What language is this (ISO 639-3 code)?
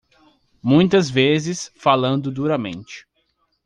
por